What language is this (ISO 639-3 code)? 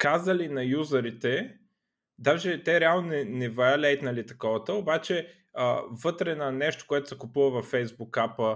bul